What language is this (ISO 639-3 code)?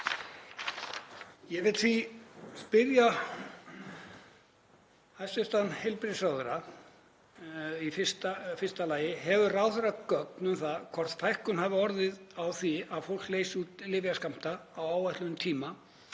isl